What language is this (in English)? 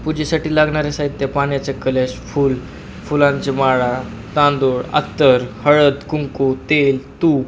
Marathi